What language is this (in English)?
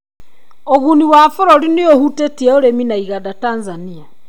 Kikuyu